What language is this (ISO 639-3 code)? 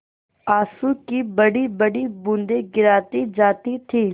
hin